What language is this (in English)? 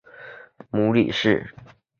Chinese